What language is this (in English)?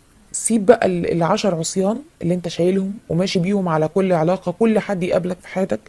Arabic